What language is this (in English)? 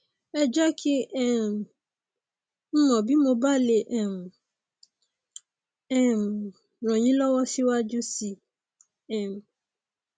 Yoruba